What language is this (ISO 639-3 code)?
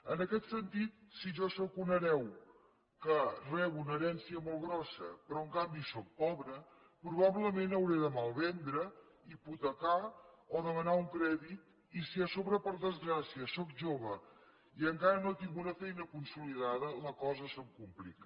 cat